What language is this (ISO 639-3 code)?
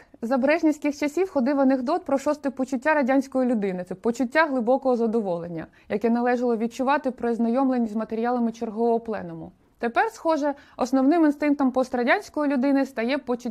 ukr